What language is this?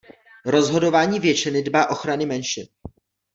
Czech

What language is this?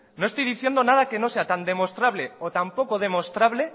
Spanish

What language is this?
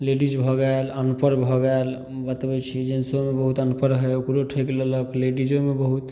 Maithili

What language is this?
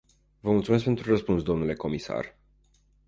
Romanian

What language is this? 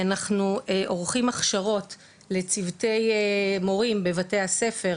Hebrew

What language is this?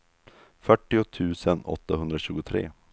Swedish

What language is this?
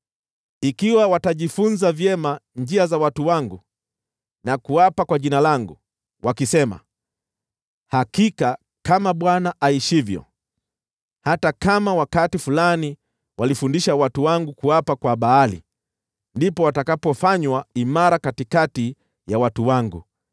Swahili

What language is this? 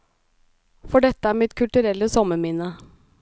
Norwegian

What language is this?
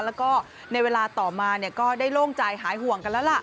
Thai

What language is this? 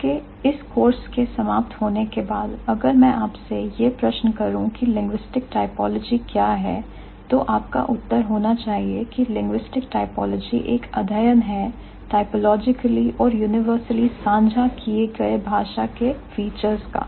Hindi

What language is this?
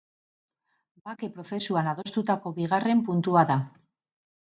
Basque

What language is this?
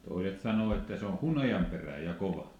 Finnish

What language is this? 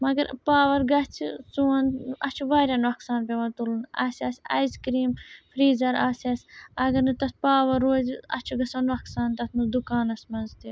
Kashmiri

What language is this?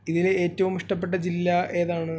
Malayalam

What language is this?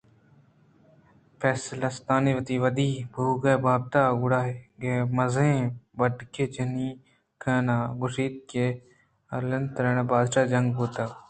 Eastern Balochi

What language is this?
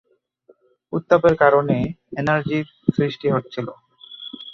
Bangla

